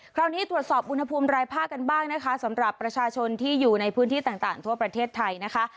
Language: Thai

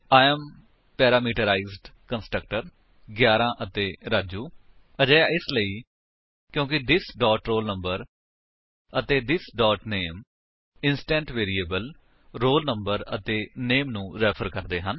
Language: Punjabi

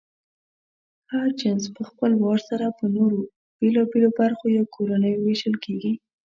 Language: Pashto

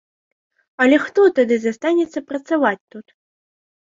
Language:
Belarusian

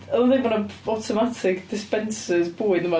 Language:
Welsh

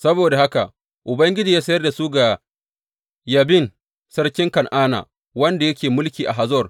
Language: Hausa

